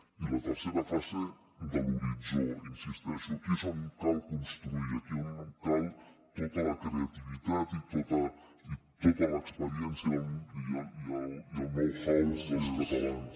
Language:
Catalan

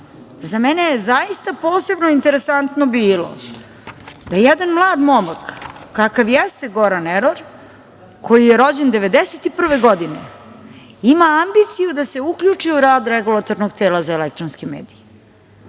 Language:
Serbian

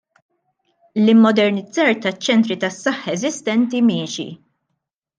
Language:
Maltese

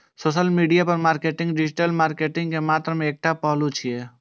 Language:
Maithili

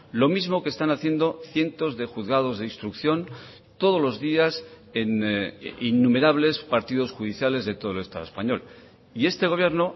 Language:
Spanish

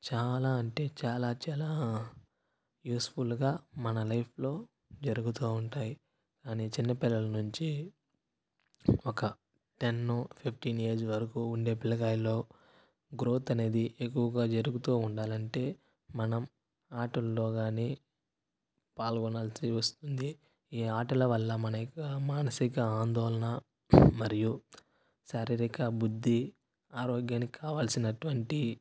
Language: Telugu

